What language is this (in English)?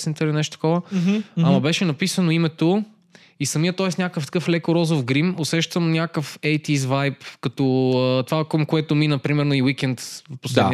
Bulgarian